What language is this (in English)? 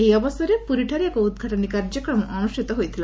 Odia